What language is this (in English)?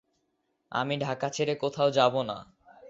Bangla